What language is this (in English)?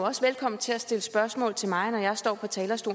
Danish